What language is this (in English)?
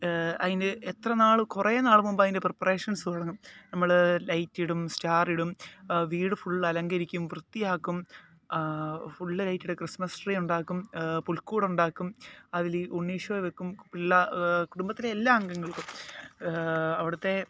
Malayalam